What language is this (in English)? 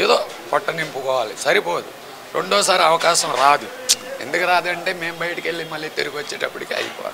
Telugu